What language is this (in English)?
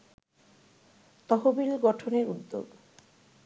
Bangla